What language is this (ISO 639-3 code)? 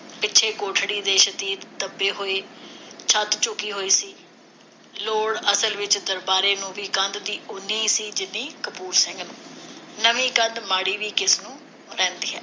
pan